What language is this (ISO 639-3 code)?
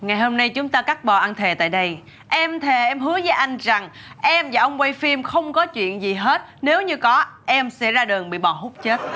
vie